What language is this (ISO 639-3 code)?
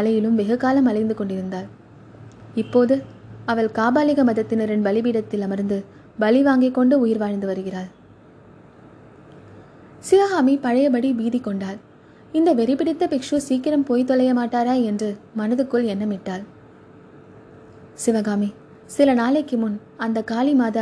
tam